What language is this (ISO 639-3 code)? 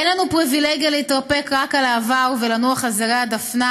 heb